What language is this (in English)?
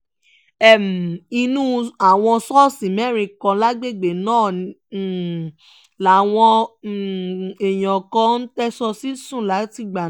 Yoruba